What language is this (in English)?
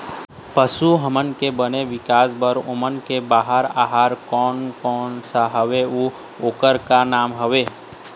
Chhattisgarhi